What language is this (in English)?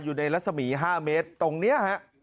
Thai